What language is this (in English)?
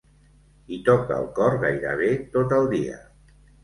Catalan